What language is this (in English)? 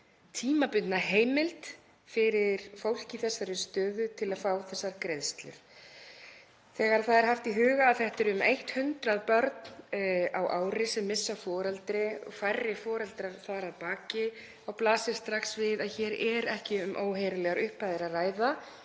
Icelandic